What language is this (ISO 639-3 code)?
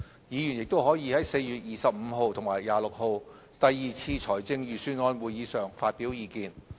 yue